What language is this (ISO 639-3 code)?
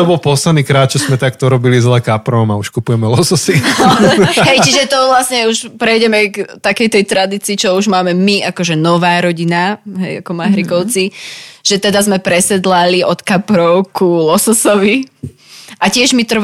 slk